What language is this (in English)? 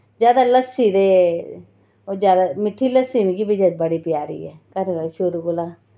Dogri